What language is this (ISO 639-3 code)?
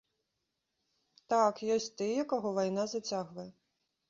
bel